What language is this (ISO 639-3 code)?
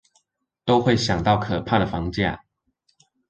zho